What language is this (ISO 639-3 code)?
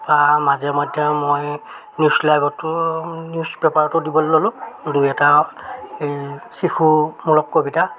asm